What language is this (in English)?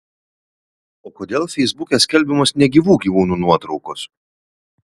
Lithuanian